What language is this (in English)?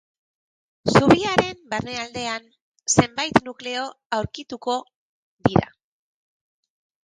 Basque